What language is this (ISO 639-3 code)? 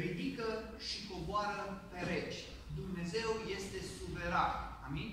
ron